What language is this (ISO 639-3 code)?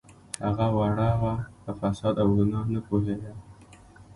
pus